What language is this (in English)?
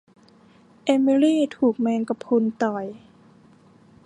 Thai